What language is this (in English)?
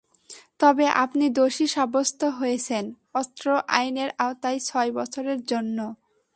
Bangla